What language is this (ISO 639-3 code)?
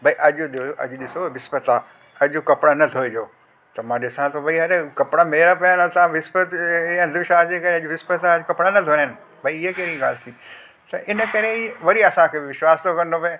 snd